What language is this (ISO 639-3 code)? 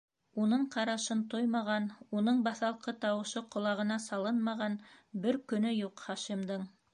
bak